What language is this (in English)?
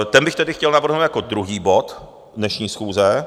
Czech